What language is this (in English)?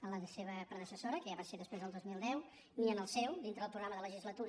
Catalan